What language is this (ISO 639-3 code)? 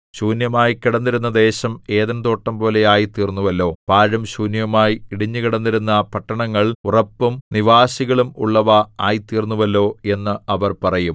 mal